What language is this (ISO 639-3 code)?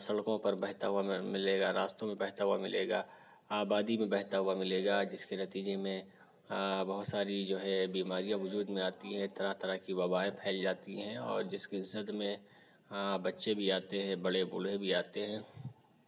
urd